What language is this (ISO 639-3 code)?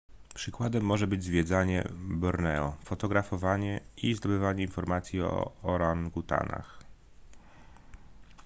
pol